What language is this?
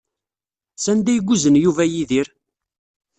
Kabyle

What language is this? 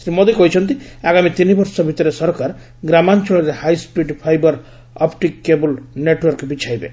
Odia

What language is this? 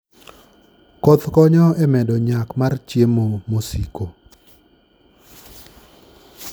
Luo (Kenya and Tanzania)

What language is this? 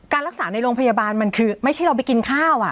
Thai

